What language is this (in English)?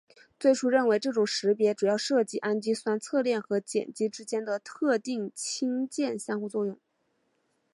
Chinese